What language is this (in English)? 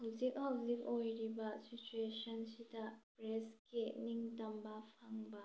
Manipuri